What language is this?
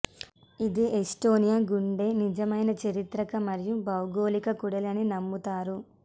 Telugu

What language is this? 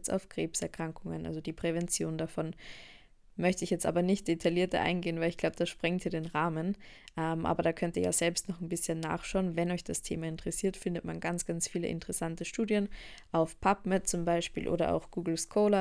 German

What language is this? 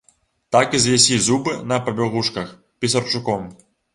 Belarusian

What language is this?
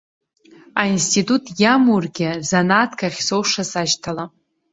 Abkhazian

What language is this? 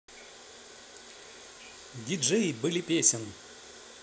Russian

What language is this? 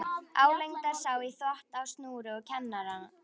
Icelandic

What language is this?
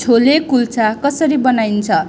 Nepali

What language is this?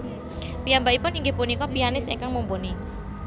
Javanese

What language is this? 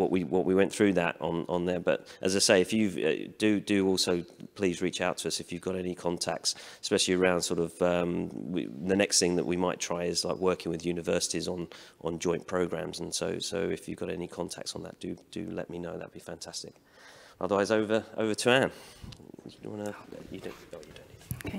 English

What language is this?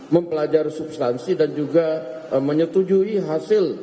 Indonesian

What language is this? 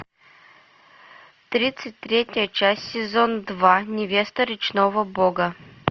Russian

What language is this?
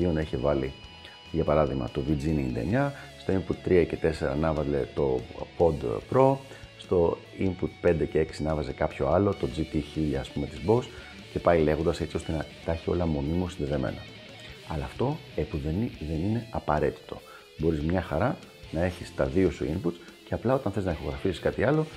Greek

